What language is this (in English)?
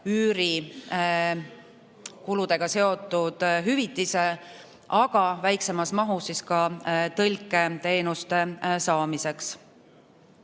Estonian